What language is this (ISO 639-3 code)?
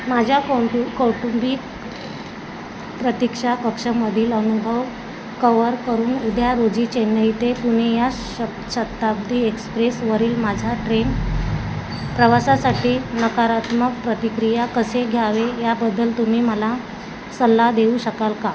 mar